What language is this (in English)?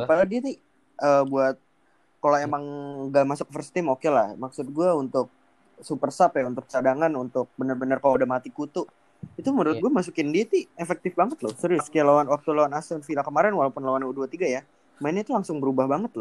Indonesian